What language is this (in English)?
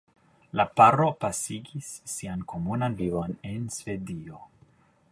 Esperanto